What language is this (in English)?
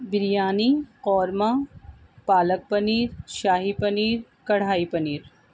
Urdu